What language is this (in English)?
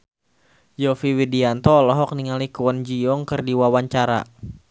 Sundanese